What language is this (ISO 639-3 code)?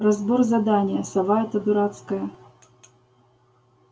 rus